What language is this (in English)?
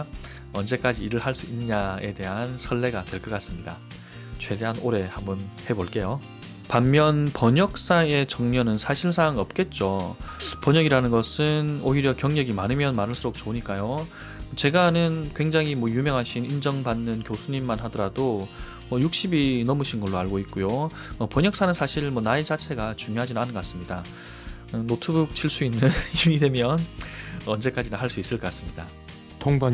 Korean